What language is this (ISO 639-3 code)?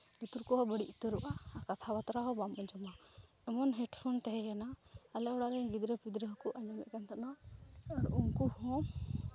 sat